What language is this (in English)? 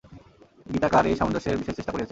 Bangla